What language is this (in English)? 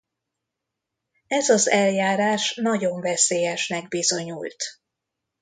Hungarian